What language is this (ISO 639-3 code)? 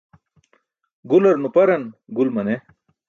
bsk